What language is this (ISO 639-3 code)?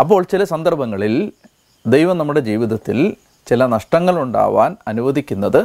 mal